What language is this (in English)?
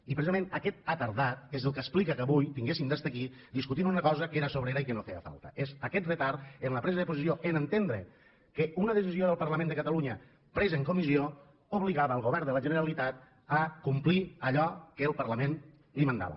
Catalan